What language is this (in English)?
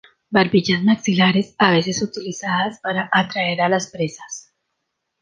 Spanish